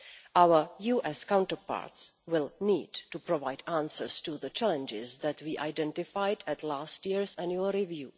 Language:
English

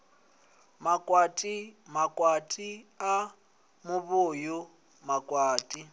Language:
Venda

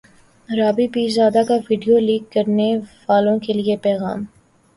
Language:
Urdu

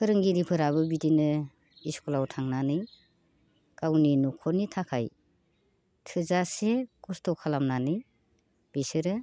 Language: Bodo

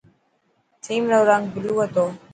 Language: Dhatki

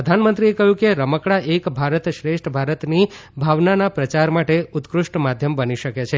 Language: Gujarati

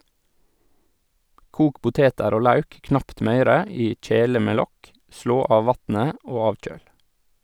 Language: Norwegian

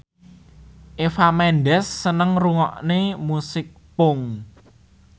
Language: Javanese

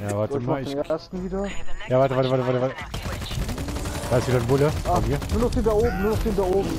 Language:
German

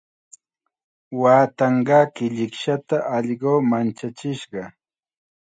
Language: Chiquián Ancash Quechua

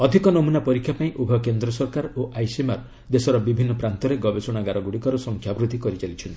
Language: Odia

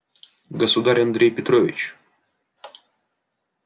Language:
Russian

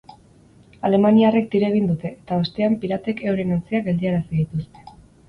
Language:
Basque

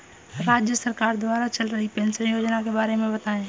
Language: Hindi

